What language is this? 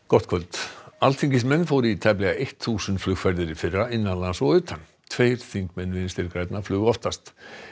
Icelandic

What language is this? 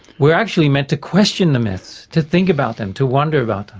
English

